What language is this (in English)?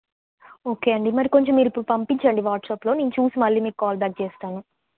Telugu